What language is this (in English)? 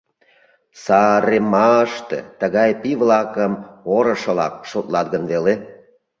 Mari